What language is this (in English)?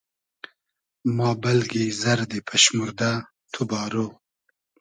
Hazaragi